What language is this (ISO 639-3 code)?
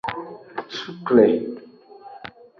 ajg